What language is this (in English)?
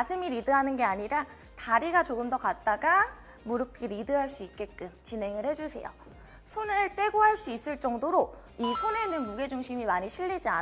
Korean